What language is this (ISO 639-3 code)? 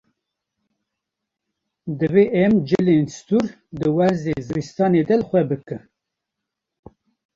kur